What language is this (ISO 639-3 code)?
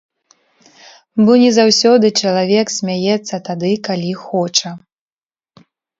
bel